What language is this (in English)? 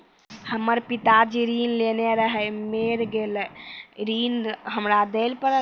Maithili